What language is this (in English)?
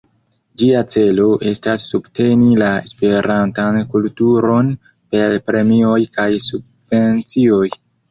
Esperanto